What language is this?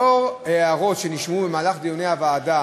Hebrew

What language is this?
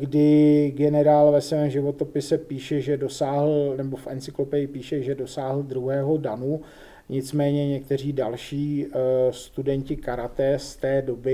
Czech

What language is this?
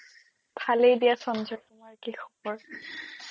Assamese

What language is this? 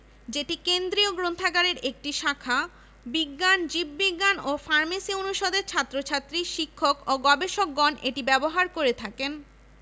Bangla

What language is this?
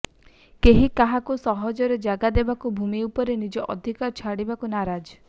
Odia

